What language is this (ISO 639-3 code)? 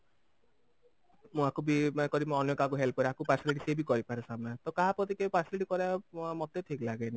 ori